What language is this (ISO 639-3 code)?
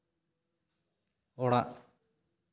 sat